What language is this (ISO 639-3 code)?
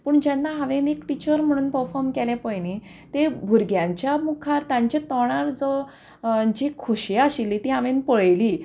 kok